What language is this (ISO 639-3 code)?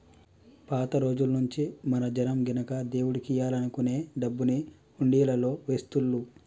tel